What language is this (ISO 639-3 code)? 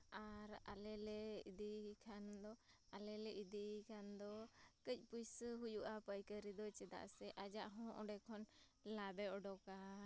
sat